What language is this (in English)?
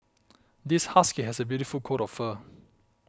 English